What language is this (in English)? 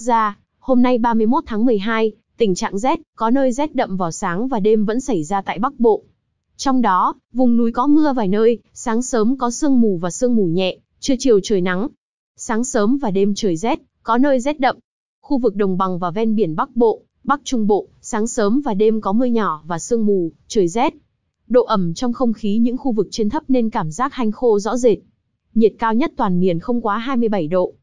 Vietnamese